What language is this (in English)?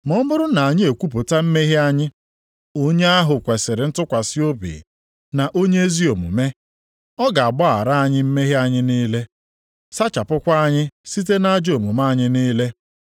Igbo